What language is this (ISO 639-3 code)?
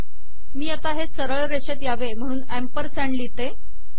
mar